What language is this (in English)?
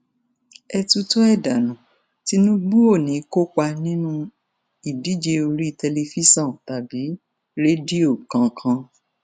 Yoruba